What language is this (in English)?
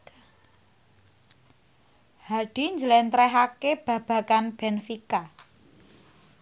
Javanese